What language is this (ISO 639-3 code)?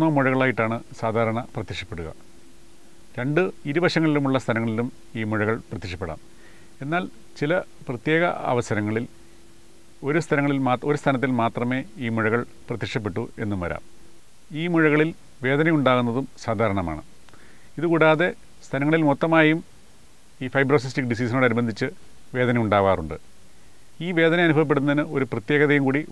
nld